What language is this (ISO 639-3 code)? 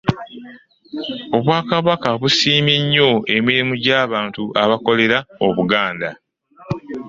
lug